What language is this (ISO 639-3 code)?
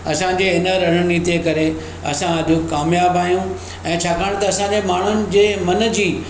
snd